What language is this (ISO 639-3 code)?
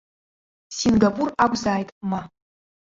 abk